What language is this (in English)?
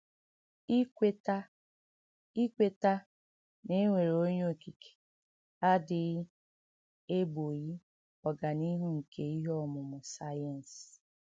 Igbo